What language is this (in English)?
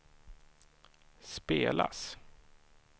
Swedish